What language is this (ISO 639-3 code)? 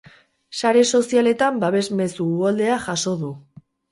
eus